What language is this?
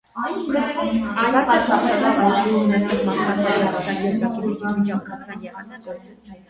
Armenian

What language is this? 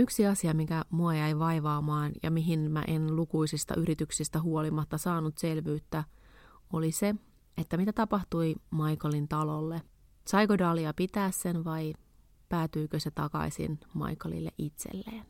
Finnish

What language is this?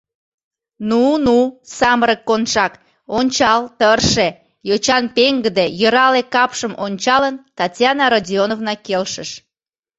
Mari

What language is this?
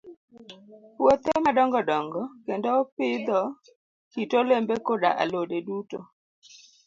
Luo (Kenya and Tanzania)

